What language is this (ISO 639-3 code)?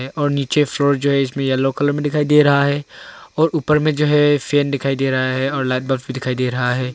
hin